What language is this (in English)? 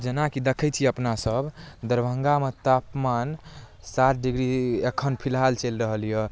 Maithili